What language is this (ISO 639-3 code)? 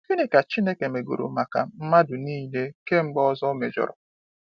ibo